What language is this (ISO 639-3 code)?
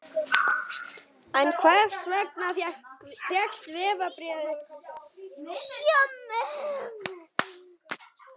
isl